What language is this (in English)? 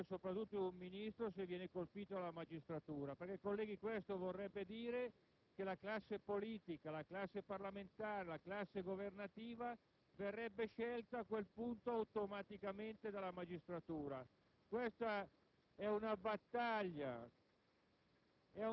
Italian